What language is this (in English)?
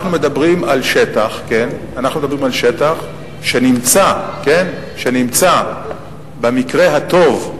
Hebrew